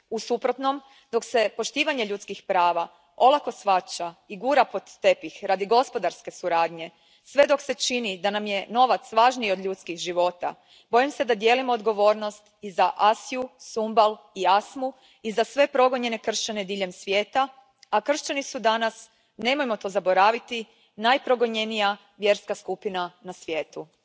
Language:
Croatian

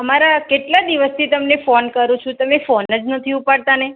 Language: Gujarati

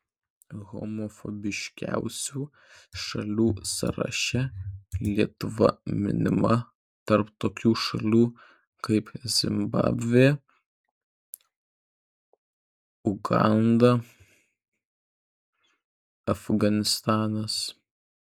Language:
Lithuanian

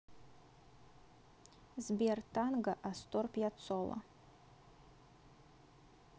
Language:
Russian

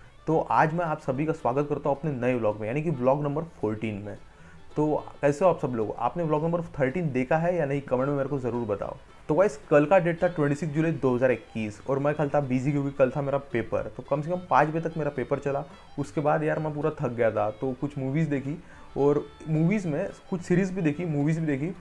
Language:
Hindi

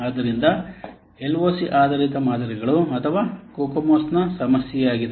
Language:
Kannada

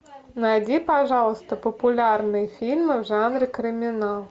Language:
Russian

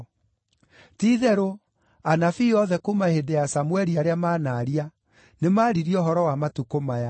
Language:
Kikuyu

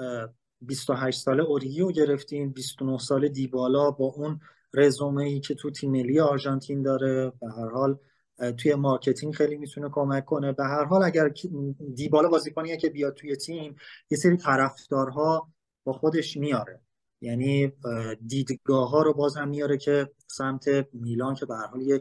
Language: Persian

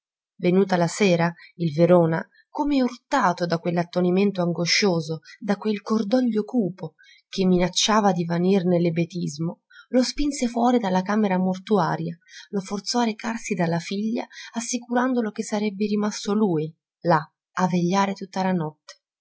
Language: Italian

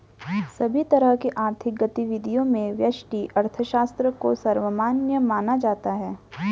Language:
Hindi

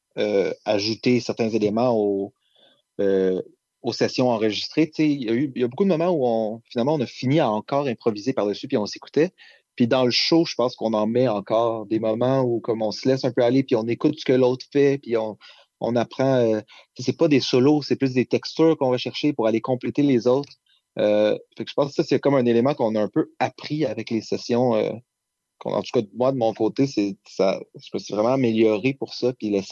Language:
French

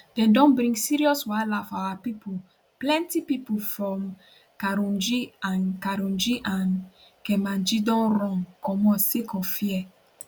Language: Nigerian Pidgin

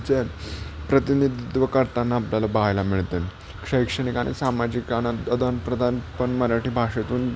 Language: Marathi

